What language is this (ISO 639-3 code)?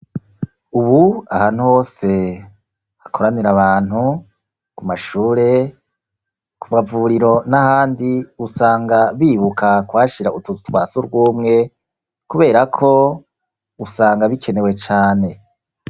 run